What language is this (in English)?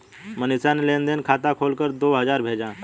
Hindi